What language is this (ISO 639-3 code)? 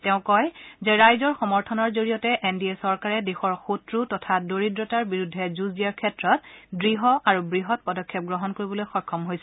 asm